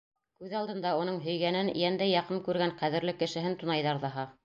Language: Bashkir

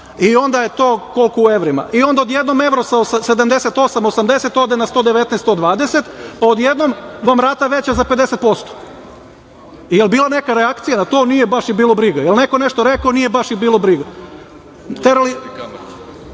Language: Serbian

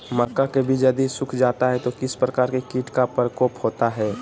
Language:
Magahi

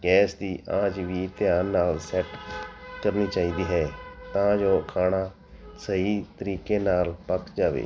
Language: Punjabi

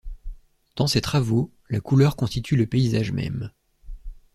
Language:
French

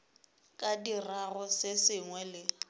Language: Northern Sotho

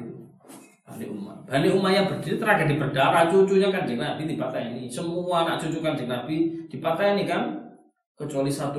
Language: Malay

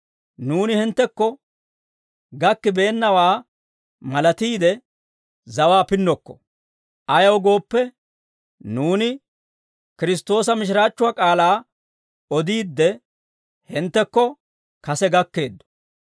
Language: Dawro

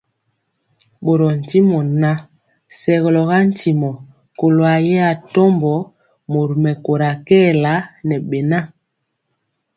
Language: Mpiemo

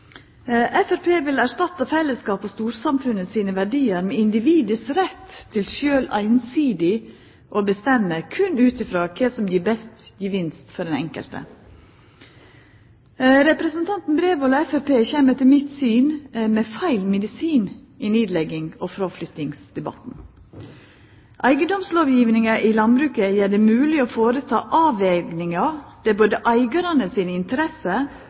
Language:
Norwegian Nynorsk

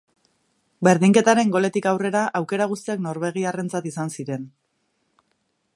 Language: Basque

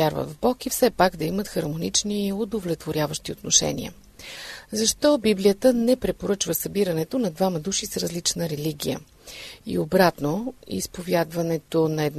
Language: Bulgarian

